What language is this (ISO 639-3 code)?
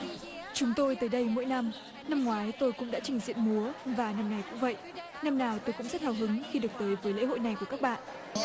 vie